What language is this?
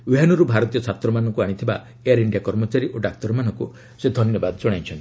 Odia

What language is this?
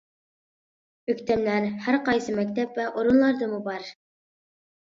Uyghur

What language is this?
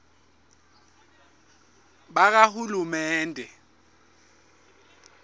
Swati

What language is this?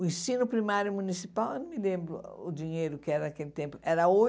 Portuguese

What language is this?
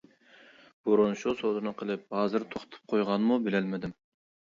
Uyghur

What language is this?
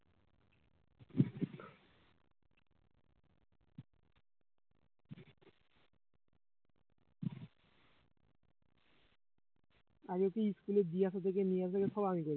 Bangla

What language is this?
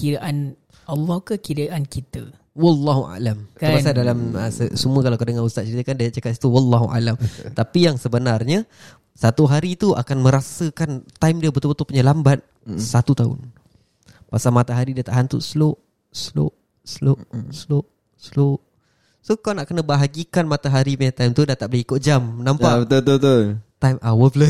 Malay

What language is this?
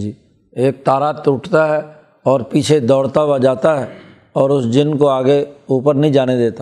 Urdu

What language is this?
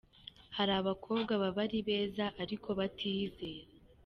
Kinyarwanda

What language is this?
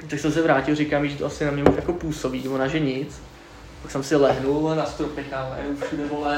Czech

